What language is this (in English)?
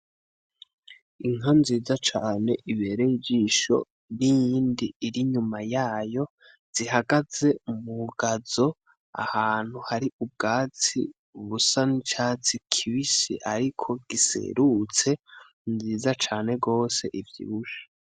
Rundi